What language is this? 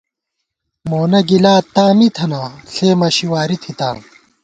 Gawar-Bati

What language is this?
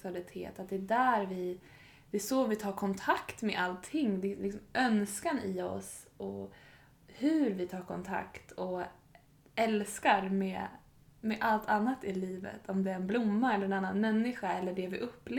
Swedish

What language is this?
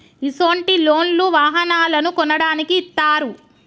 Telugu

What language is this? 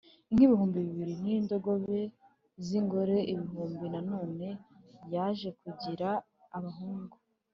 Kinyarwanda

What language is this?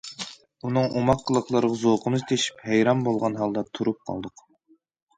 Uyghur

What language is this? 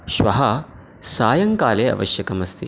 Sanskrit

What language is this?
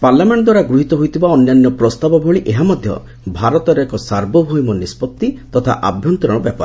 Odia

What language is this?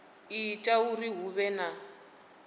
Venda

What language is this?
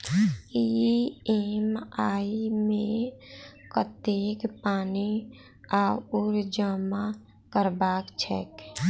Maithili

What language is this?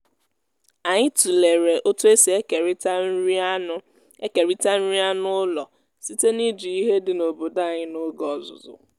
Igbo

